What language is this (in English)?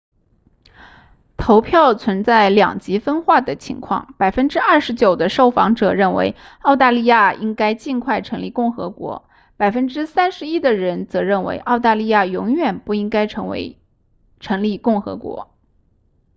Chinese